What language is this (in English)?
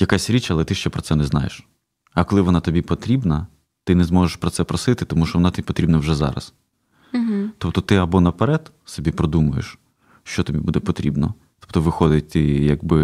Ukrainian